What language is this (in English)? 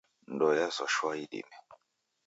Taita